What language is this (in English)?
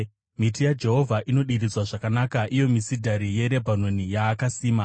Shona